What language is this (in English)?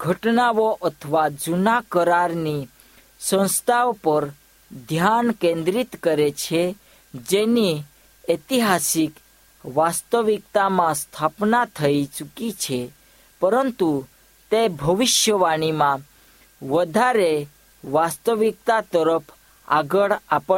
Hindi